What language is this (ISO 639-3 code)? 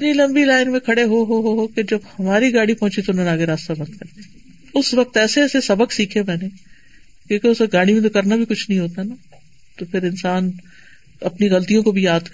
urd